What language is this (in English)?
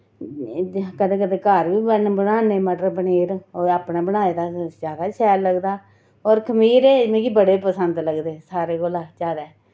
Dogri